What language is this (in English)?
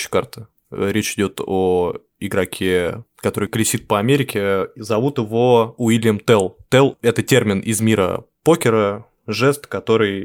Russian